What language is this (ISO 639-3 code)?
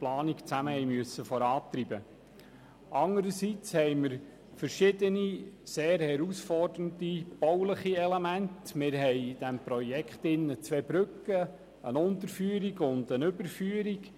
gsw